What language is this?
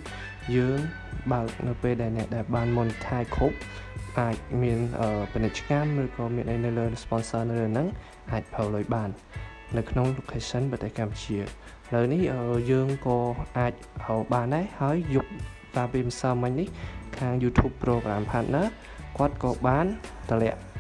Vietnamese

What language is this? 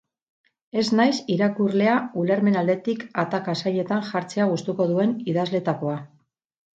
Basque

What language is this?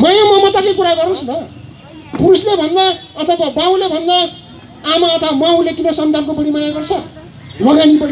Korean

